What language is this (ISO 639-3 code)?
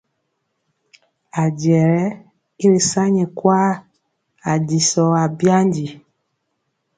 mcx